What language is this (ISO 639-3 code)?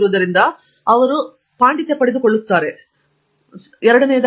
kan